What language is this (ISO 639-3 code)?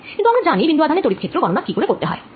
ben